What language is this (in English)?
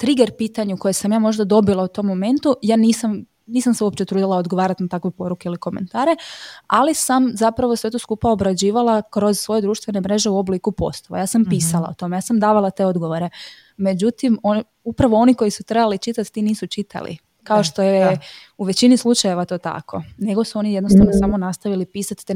Croatian